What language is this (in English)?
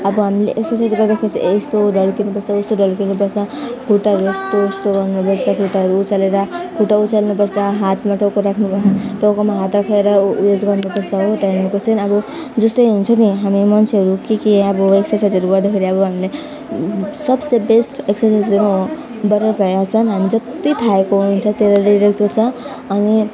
Nepali